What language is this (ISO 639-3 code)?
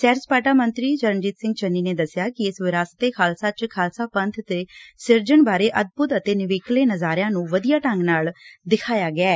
pan